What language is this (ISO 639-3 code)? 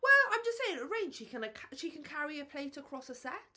eng